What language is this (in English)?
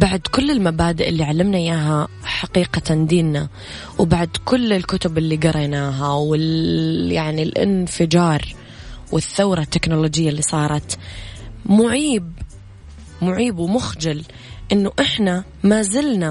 Arabic